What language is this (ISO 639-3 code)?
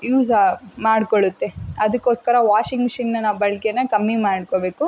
kan